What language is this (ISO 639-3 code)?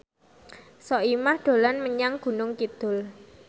jav